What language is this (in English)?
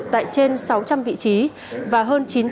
Vietnamese